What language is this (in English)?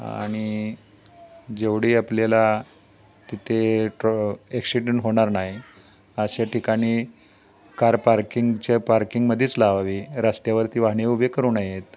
Marathi